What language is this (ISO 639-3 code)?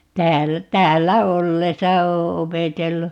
fin